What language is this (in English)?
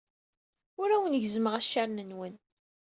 Kabyle